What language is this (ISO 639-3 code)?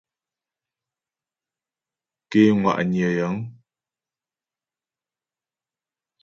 bbj